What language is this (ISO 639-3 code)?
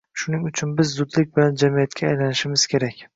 uzb